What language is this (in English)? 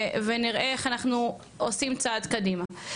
Hebrew